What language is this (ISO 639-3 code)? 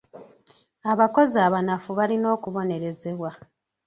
lug